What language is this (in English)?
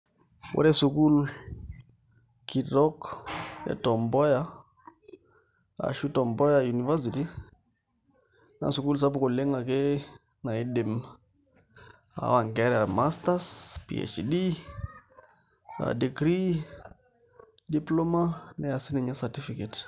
Masai